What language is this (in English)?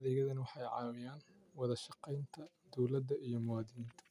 Somali